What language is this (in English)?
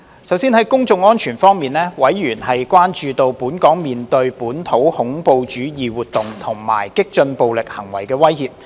Cantonese